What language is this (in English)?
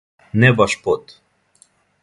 Serbian